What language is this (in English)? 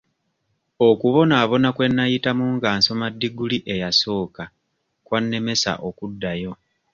Ganda